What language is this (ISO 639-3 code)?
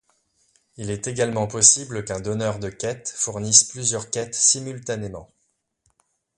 fra